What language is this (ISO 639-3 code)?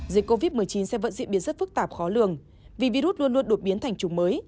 vie